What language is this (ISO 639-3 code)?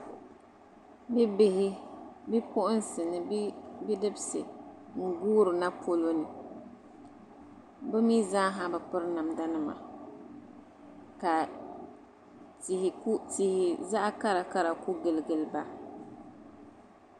dag